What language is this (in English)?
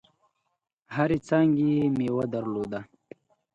Pashto